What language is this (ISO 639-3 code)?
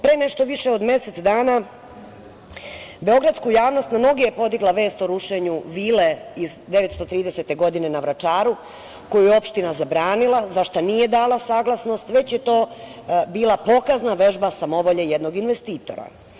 srp